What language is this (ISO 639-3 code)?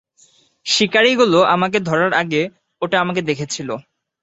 ben